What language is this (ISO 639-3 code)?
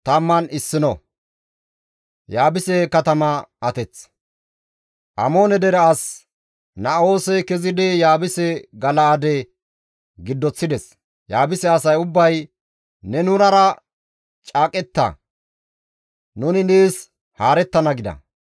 gmv